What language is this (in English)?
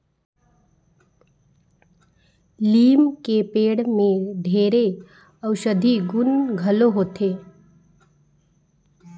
Chhattisgarhi